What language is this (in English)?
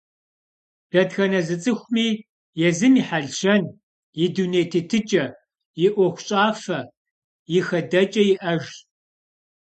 Kabardian